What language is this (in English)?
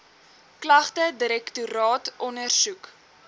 Afrikaans